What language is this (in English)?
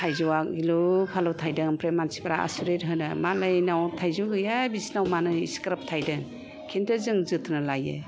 Bodo